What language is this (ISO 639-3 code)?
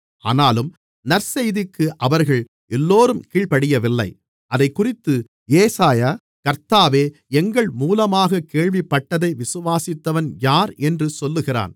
tam